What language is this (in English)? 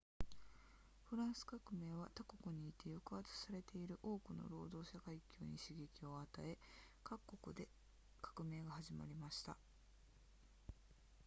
Japanese